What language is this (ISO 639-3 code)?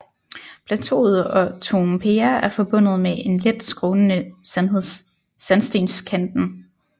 dan